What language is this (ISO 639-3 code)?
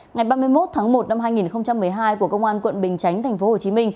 vie